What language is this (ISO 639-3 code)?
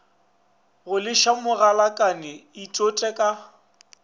nso